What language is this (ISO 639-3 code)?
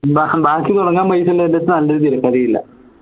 mal